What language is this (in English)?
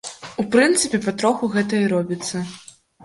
Belarusian